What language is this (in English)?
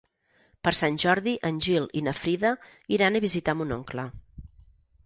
Catalan